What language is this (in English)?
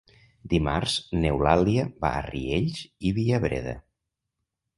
Catalan